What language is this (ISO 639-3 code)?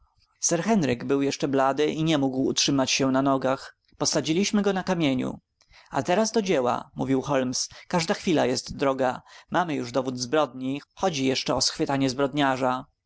pol